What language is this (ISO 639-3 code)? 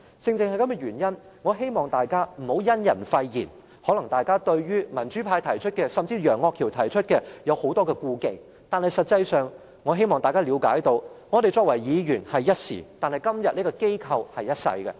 yue